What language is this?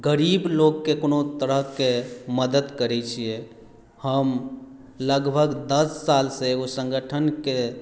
Maithili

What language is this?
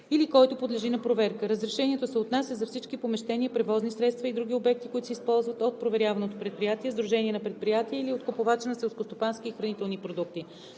Bulgarian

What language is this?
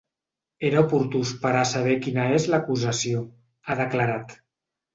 Catalan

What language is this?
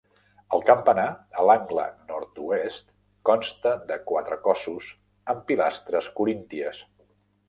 Catalan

